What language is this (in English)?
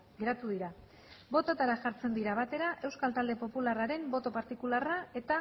Basque